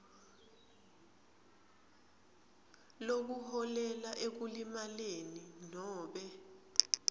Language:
Swati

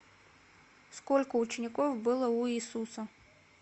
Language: Russian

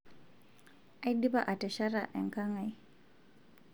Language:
Masai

